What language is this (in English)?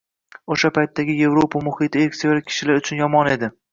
Uzbek